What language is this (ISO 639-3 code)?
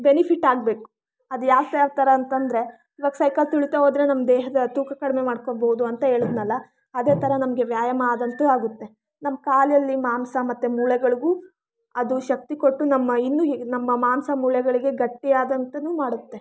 kan